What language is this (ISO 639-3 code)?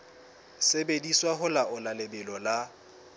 sot